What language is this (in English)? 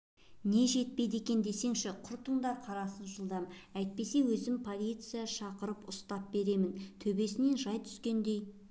Kazakh